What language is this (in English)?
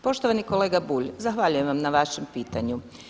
Croatian